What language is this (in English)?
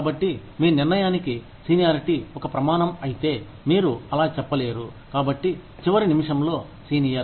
Telugu